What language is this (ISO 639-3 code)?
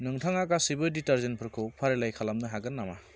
brx